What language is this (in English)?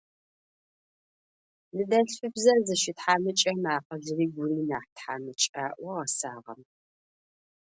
Adyghe